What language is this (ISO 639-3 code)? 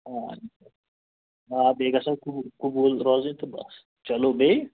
kas